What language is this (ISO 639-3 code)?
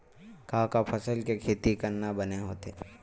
hne